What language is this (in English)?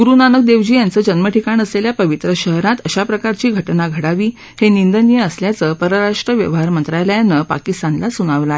Marathi